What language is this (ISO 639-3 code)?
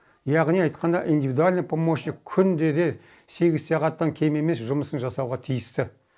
kaz